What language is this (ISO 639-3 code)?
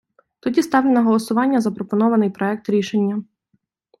ukr